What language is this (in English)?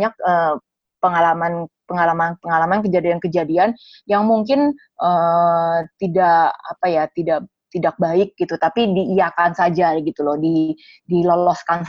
Indonesian